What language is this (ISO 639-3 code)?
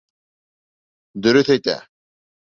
bak